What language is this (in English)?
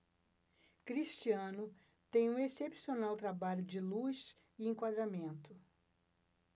Portuguese